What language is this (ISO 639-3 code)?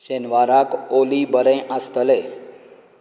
kok